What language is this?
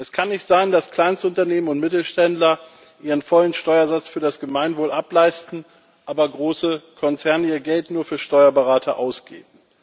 German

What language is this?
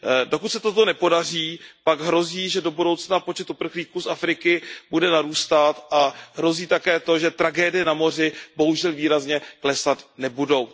Czech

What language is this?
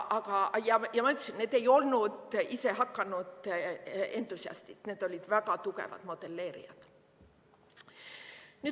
Estonian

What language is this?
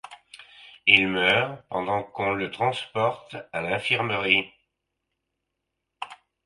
French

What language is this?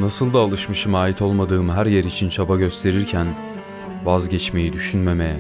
Turkish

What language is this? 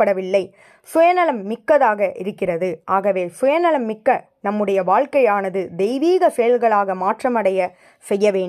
Tamil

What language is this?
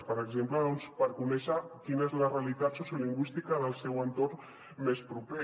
Catalan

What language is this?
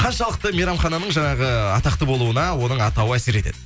Kazakh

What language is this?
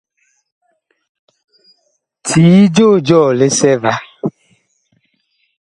Bakoko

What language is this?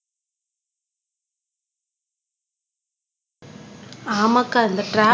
Tamil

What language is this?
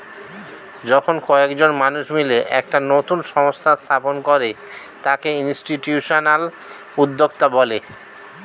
Bangla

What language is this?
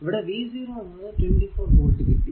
Malayalam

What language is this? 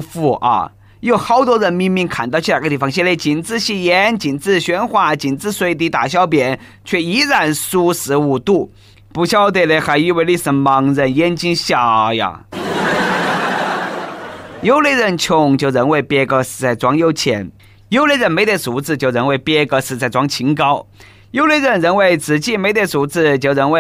Chinese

